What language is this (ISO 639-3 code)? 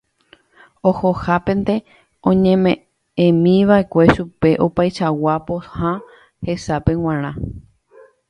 grn